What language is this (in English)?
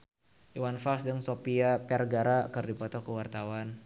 Sundanese